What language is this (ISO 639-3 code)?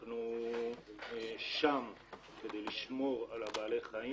heb